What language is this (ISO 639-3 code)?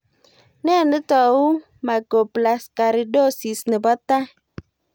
kln